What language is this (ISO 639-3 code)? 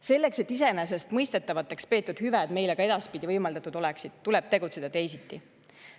est